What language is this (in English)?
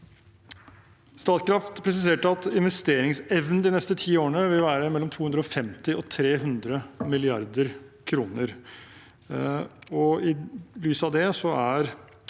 Norwegian